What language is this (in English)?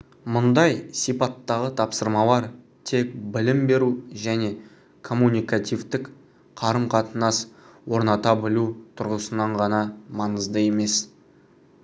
Kazakh